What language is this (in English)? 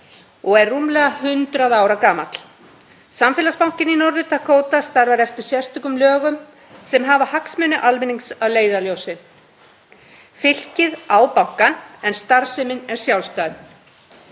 Icelandic